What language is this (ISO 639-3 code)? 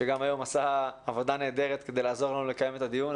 heb